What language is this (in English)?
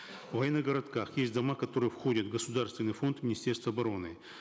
Kazakh